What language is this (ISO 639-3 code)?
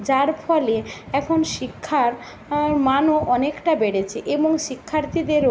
ben